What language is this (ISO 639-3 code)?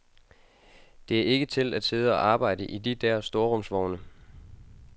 dan